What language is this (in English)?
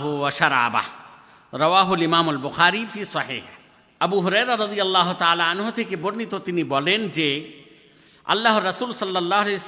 Bangla